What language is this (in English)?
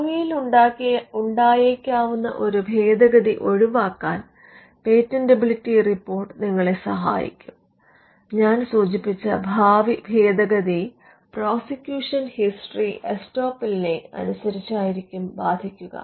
Malayalam